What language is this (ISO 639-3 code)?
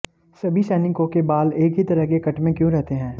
hin